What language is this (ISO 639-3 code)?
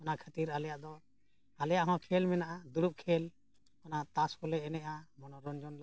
sat